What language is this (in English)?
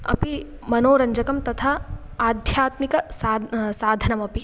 Sanskrit